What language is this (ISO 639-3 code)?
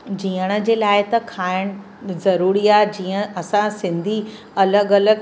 snd